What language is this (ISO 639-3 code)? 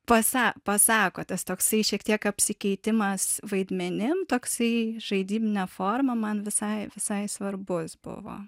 lit